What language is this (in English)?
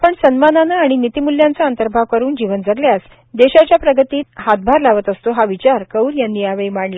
Marathi